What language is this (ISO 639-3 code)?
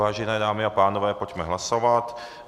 ces